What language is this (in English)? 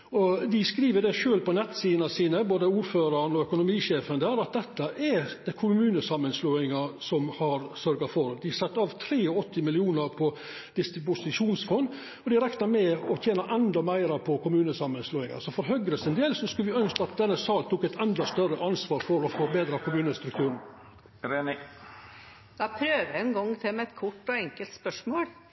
Norwegian